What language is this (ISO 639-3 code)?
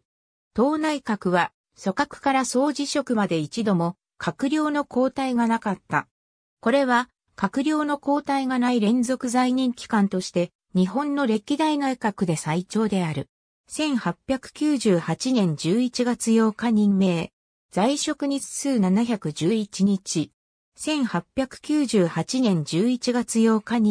jpn